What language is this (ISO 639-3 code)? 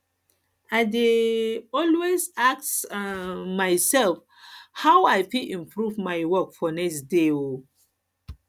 pcm